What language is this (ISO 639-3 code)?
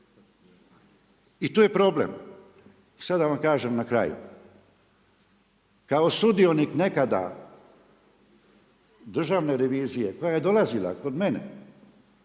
hrv